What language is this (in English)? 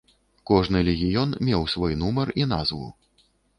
Belarusian